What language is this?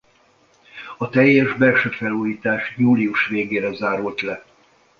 Hungarian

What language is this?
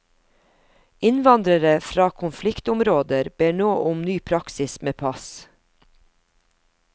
Norwegian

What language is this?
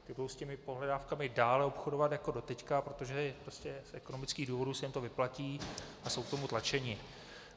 Czech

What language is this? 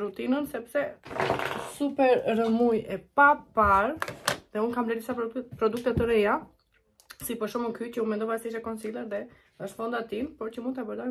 Romanian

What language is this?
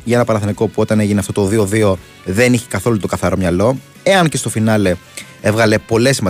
Greek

